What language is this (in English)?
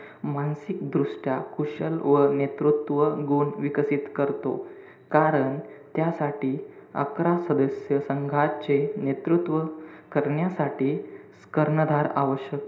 Marathi